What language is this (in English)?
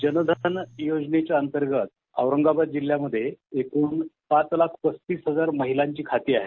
Marathi